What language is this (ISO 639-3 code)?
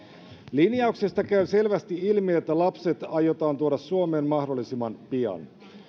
fin